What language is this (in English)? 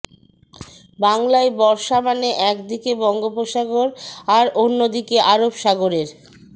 Bangla